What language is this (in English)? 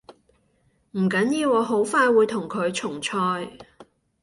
Cantonese